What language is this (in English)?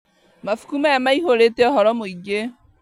Kikuyu